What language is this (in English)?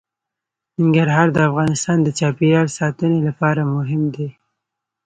Pashto